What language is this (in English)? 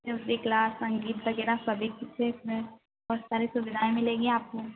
Hindi